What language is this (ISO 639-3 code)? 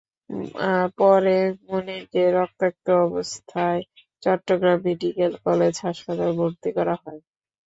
ben